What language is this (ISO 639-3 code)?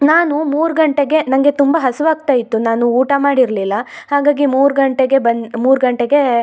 kan